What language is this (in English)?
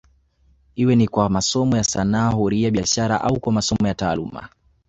Swahili